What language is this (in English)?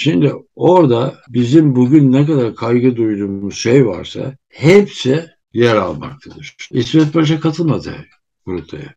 Turkish